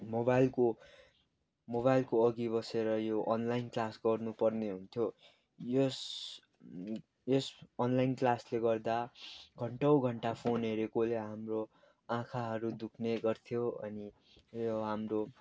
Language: Nepali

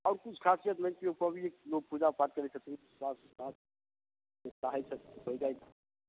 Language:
Maithili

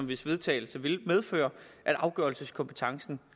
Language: Danish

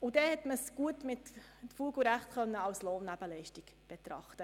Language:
Swiss German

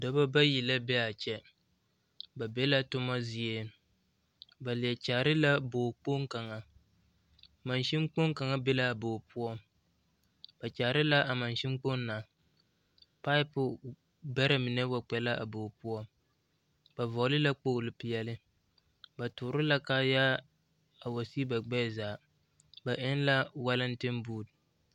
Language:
Southern Dagaare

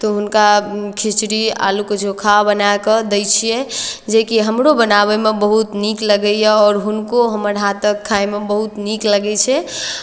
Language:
Maithili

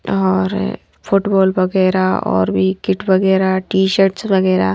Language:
Hindi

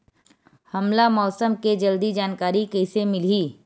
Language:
Chhattisgarhi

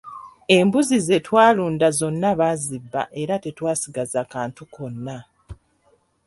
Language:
Ganda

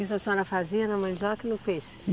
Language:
Portuguese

